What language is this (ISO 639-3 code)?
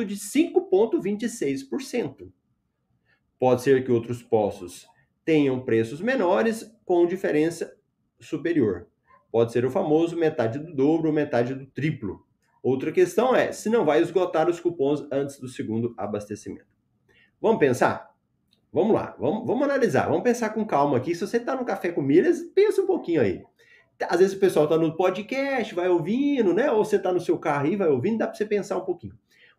por